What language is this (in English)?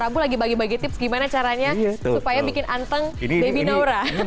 Indonesian